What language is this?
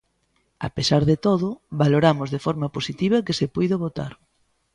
Galician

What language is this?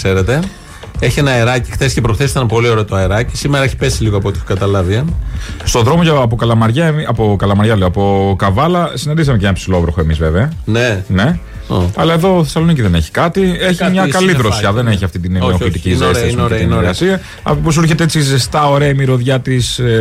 Greek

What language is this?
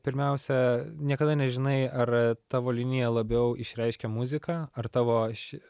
Lithuanian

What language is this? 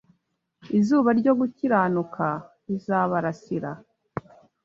Kinyarwanda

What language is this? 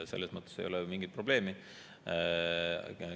Estonian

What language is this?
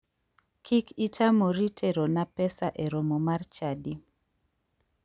Luo (Kenya and Tanzania)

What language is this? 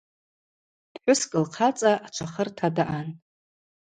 Abaza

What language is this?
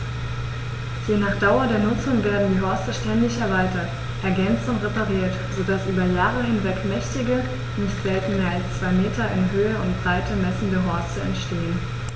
German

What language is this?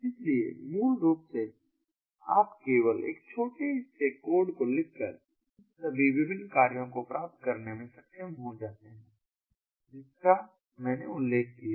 Hindi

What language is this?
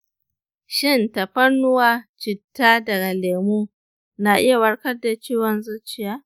Hausa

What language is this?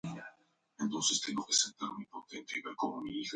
Spanish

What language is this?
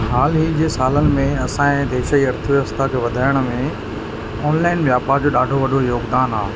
Sindhi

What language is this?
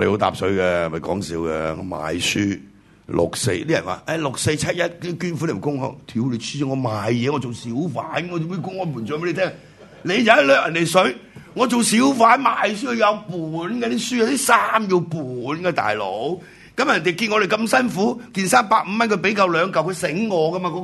Chinese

